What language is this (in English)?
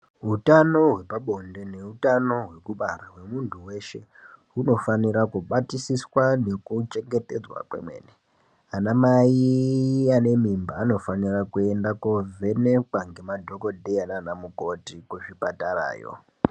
Ndau